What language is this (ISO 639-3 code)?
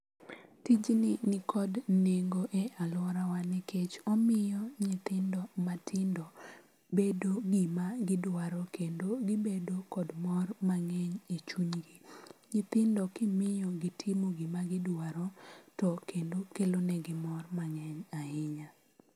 luo